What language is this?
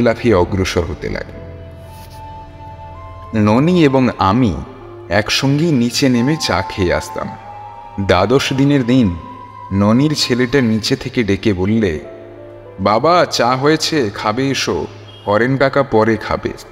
Bangla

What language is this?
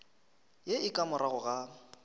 Northern Sotho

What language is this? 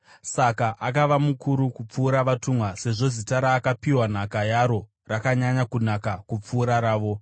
Shona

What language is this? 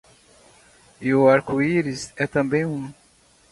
Portuguese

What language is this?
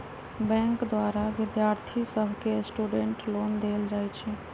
Magahi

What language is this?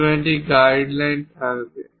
Bangla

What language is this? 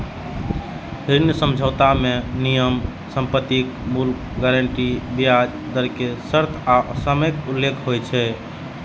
Maithili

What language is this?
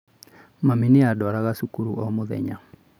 Kikuyu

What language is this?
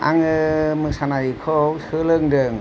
Bodo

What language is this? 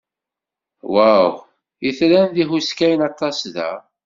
Kabyle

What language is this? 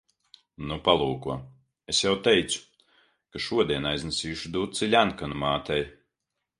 Latvian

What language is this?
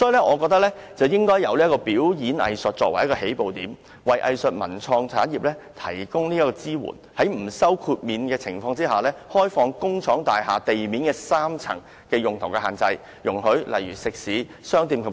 Cantonese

